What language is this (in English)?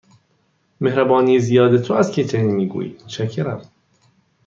Persian